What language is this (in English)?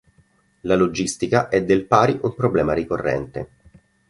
Italian